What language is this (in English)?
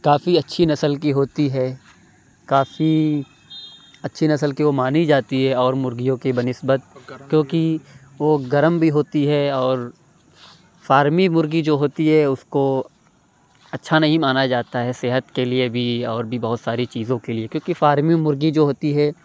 Urdu